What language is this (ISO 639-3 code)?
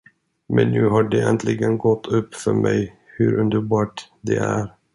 swe